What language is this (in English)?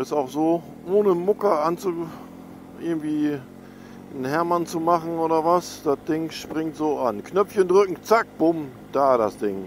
German